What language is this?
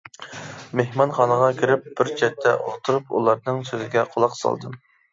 Uyghur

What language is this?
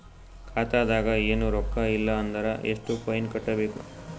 Kannada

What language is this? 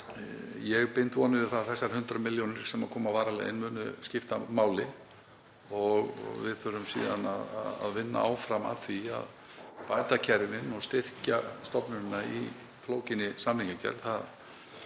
Icelandic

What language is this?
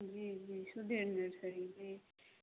Maithili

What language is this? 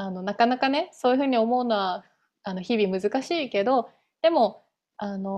Japanese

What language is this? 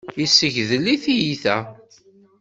Kabyle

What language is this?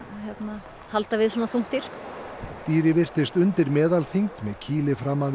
Icelandic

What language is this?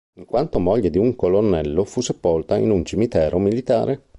Italian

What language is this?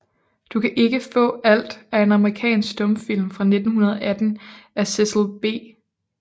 Danish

